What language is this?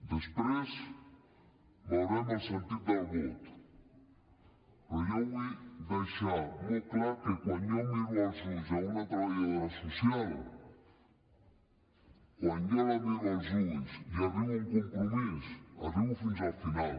Catalan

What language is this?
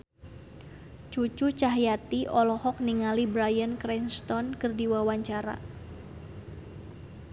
Sundanese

